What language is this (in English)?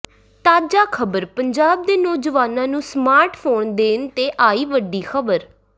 Punjabi